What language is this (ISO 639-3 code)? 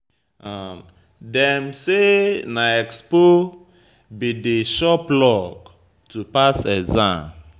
pcm